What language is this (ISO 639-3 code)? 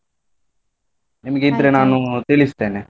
kan